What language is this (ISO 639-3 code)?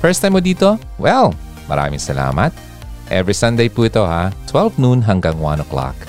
fil